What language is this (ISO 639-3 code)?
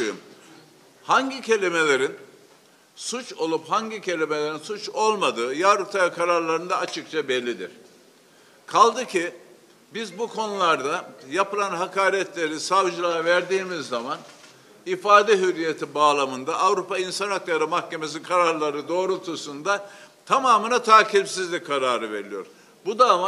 tur